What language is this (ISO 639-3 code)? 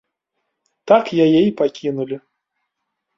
bel